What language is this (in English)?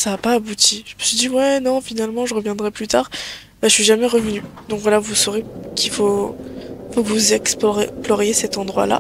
French